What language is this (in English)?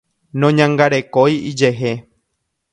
Guarani